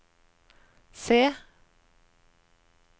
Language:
Norwegian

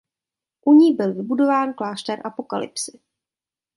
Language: Czech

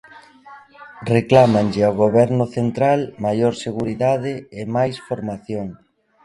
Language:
Galician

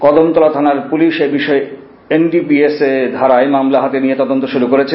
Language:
Bangla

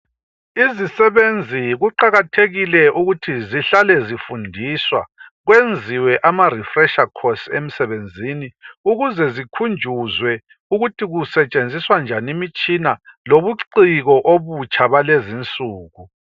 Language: North Ndebele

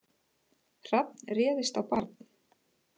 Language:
Icelandic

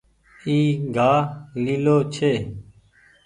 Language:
Goaria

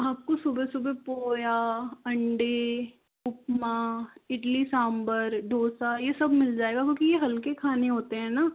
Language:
Hindi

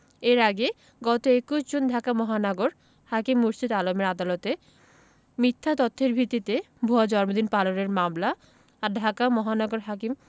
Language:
Bangla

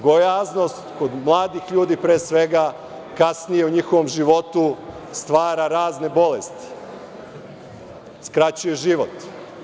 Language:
Serbian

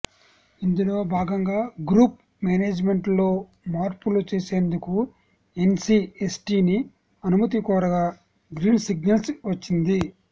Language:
Telugu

